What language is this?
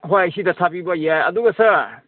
Manipuri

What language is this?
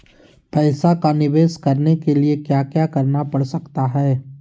Magahi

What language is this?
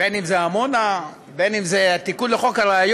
Hebrew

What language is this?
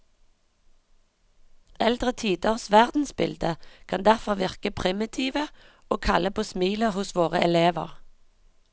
Norwegian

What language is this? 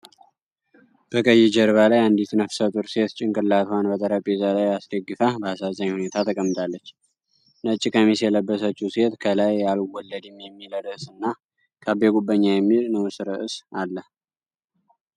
Amharic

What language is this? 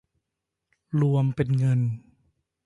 Thai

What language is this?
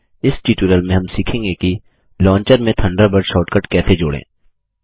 Hindi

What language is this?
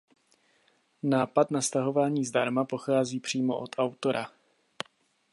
Czech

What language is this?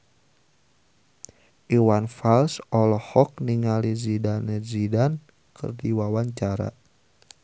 Sundanese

